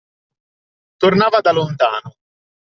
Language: Italian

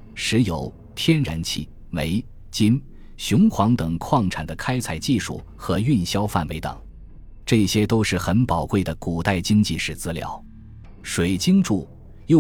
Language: Chinese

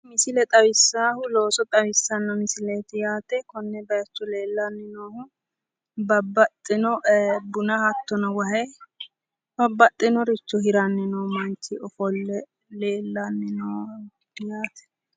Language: Sidamo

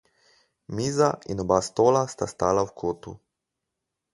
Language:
Slovenian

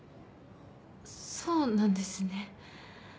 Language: Japanese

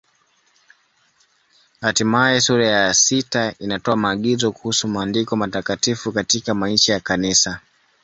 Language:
Swahili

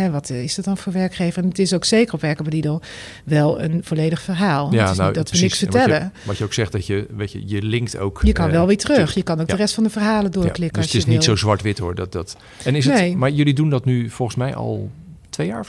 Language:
Dutch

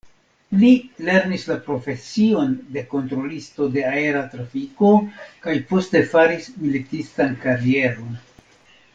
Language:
Esperanto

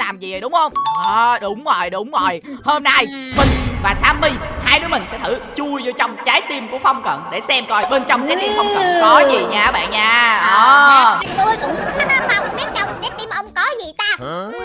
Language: Vietnamese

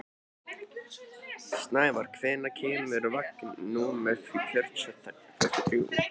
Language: Icelandic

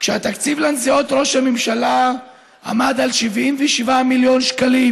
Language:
Hebrew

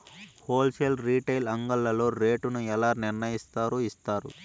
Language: Telugu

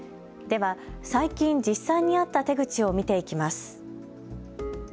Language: Japanese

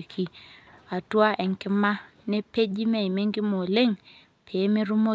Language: Masai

